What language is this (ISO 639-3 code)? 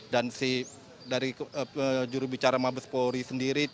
ind